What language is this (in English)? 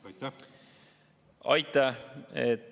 Estonian